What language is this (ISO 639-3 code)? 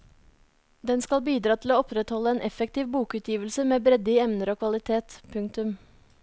nor